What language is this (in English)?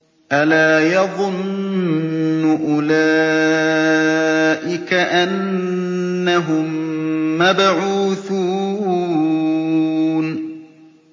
Arabic